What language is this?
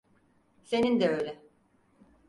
Turkish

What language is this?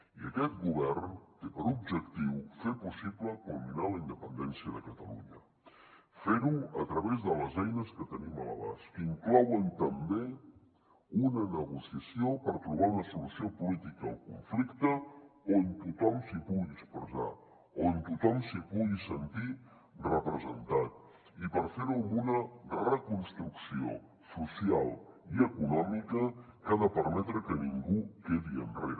Catalan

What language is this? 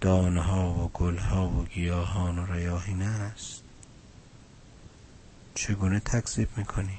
Persian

